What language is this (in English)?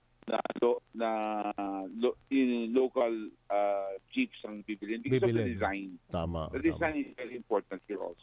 Filipino